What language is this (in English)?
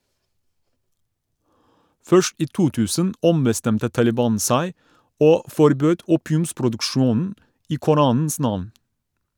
Norwegian